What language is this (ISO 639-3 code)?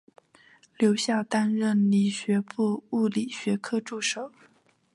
zho